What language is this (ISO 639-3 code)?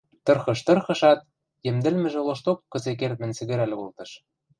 mrj